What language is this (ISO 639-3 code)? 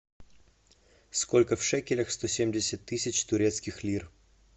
rus